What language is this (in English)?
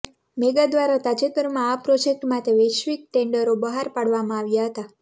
Gujarati